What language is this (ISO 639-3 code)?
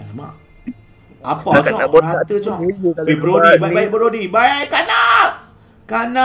msa